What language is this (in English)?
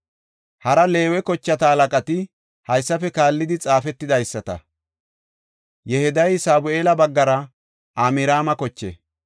Gofa